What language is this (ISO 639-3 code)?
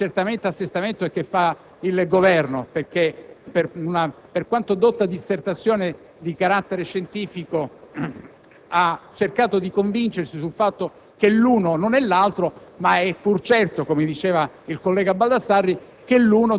ita